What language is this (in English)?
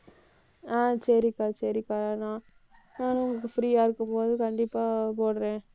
Tamil